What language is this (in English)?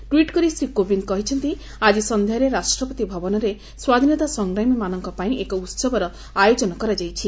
Odia